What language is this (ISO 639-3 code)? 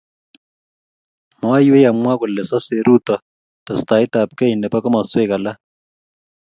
kln